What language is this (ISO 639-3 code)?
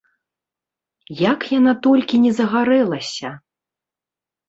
bel